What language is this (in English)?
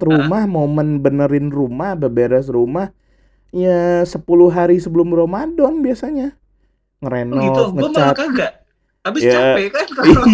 Indonesian